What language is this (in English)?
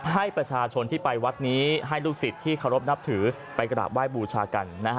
Thai